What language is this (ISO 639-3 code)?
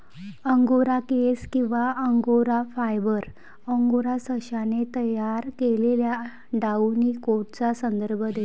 mar